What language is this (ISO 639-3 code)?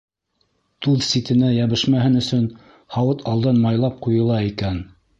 bak